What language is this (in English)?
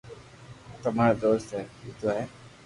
Loarki